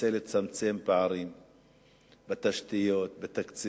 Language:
Hebrew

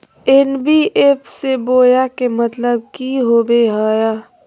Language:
Magahi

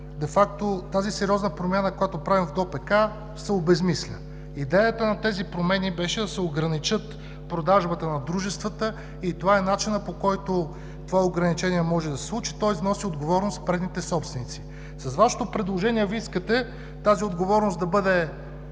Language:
Bulgarian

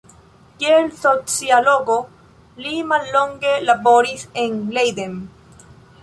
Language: Esperanto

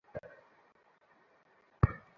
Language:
Bangla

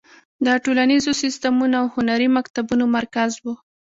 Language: Pashto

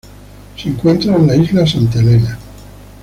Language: Spanish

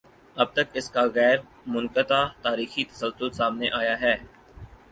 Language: Urdu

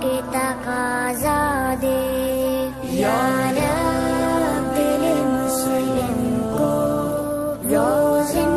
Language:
Urdu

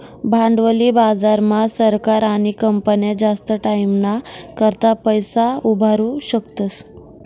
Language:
Marathi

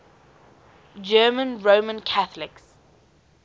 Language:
English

